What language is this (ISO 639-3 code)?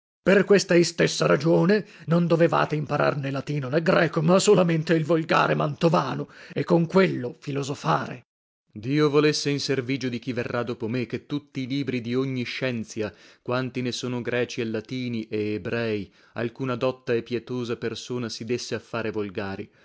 ita